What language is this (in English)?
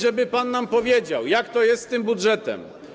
Polish